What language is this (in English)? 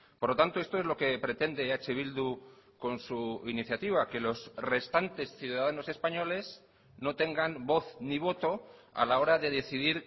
Spanish